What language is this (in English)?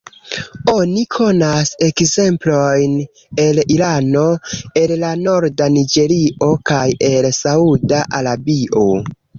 Esperanto